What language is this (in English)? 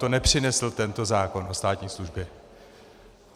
Czech